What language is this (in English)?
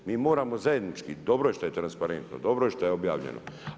Croatian